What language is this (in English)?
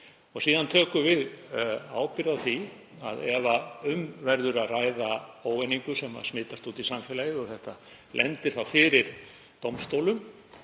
Icelandic